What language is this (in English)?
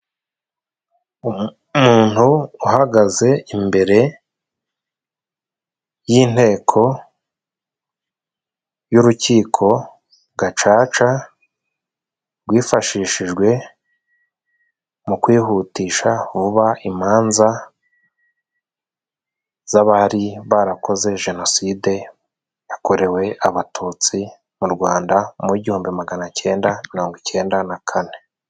Kinyarwanda